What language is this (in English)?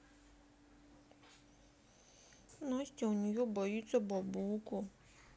Russian